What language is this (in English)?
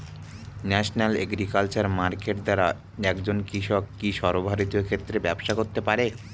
Bangla